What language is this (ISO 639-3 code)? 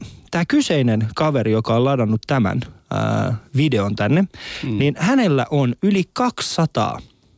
fin